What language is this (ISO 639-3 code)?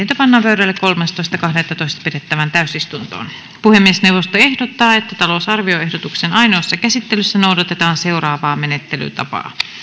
fin